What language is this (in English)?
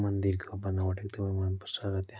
Nepali